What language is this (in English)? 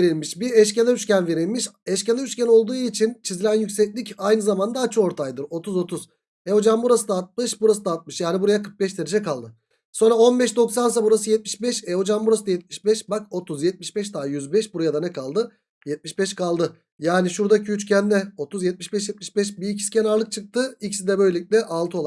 Turkish